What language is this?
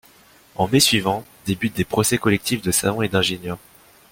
French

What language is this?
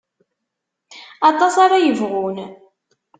Kabyle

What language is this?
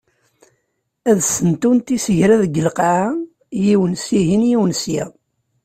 Kabyle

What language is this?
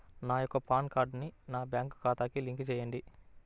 Telugu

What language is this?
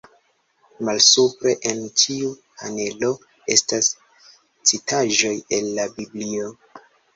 Esperanto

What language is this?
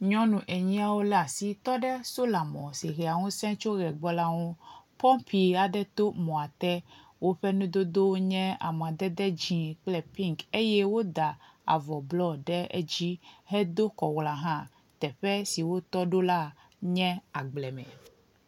Ewe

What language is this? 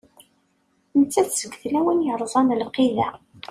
Kabyle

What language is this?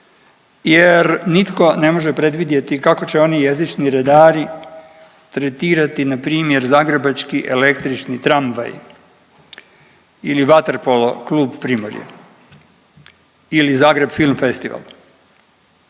Croatian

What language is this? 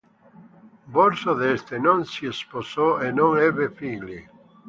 Italian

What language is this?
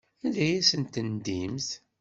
Kabyle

